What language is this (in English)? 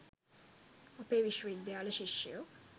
Sinhala